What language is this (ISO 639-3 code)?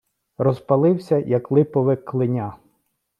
ukr